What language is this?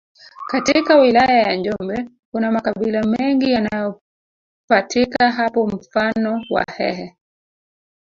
Swahili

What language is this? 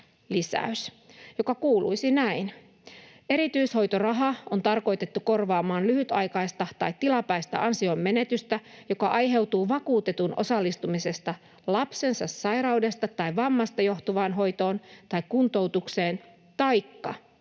Finnish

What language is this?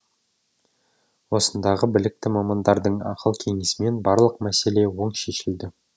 Kazakh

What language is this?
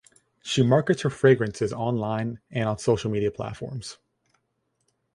English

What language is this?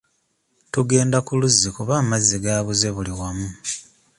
Ganda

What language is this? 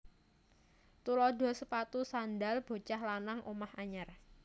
Javanese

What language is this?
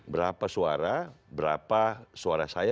Indonesian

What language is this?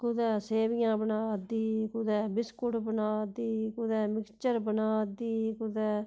Dogri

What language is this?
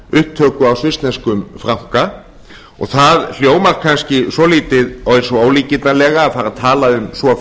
Icelandic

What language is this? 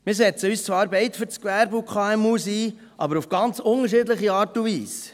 Swiss German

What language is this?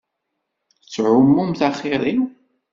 Kabyle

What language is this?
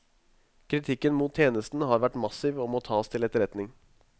Norwegian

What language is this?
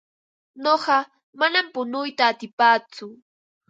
Ambo-Pasco Quechua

